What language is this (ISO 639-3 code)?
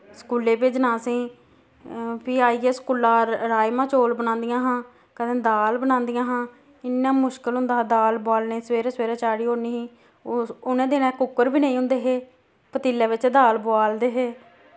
doi